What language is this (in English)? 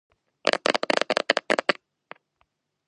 Georgian